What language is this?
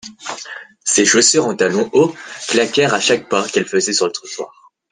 French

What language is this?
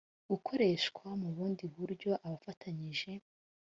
Kinyarwanda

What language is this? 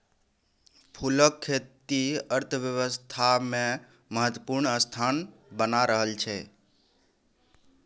Maithili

